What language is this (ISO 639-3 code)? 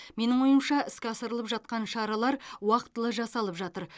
kaz